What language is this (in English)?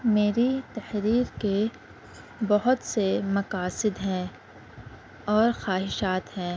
Urdu